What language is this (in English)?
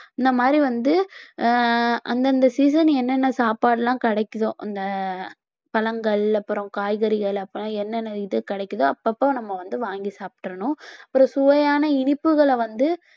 Tamil